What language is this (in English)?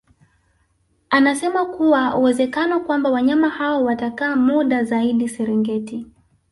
Swahili